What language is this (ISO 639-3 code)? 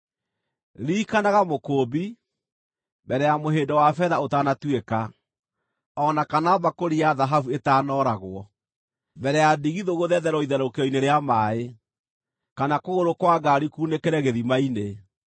kik